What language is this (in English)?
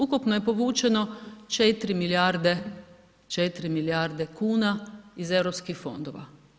Croatian